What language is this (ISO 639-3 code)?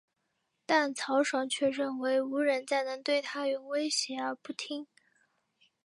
zho